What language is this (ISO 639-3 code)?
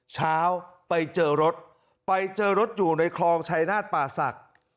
tha